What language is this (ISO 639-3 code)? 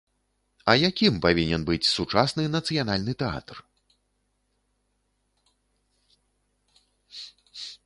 bel